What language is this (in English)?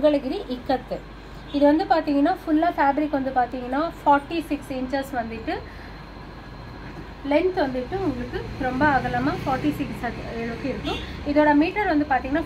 Arabic